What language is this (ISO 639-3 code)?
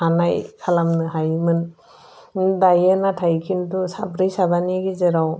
brx